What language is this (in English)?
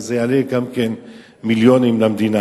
Hebrew